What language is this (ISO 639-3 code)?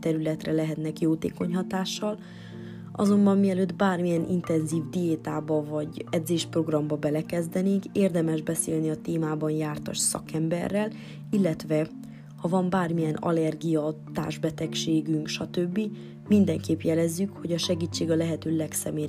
hun